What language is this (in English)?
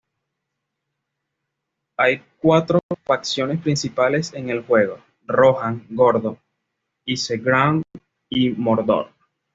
Spanish